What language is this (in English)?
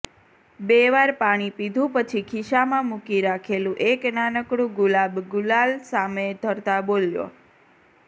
Gujarati